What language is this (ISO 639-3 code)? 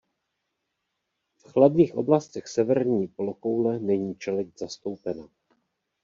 ces